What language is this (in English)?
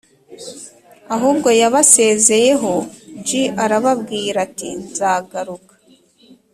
Kinyarwanda